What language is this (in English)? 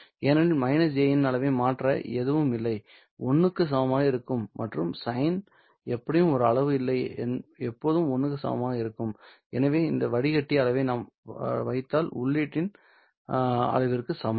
Tamil